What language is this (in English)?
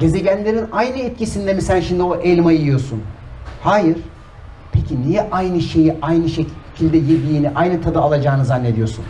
Turkish